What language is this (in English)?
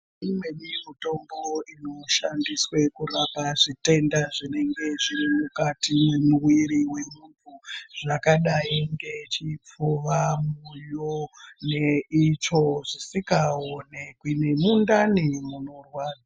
Ndau